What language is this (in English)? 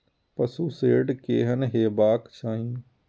Maithili